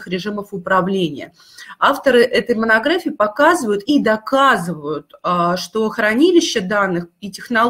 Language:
Russian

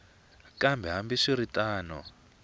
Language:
Tsonga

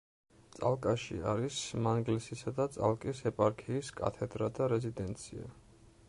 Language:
Georgian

